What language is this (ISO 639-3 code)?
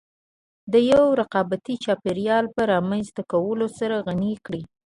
pus